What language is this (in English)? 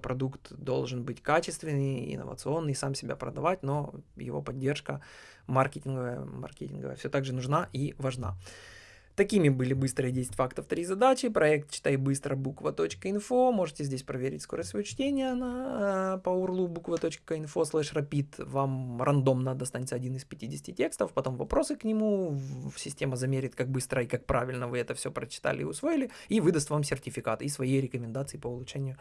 Russian